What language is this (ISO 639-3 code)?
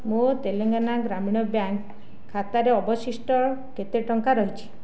ori